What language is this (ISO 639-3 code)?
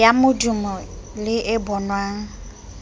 sot